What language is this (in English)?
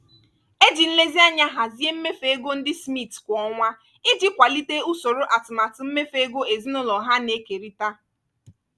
Igbo